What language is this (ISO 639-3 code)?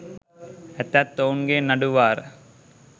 sin